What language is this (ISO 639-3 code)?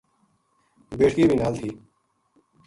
gju